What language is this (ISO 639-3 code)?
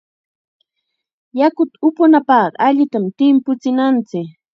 qxa